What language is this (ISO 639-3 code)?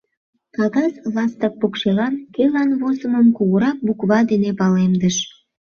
chm